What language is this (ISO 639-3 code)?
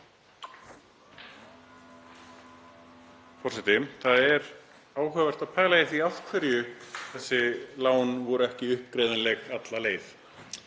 isl